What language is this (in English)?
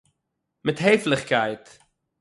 Yiddish